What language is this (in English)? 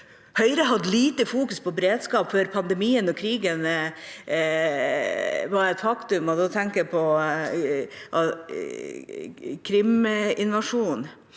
Norwegian